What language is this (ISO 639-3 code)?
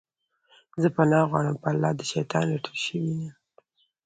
pus